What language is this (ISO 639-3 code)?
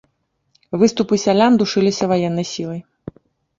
bel